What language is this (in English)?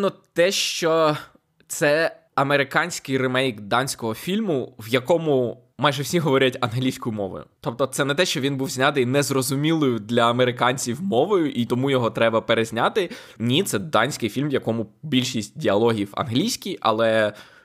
Ukrainian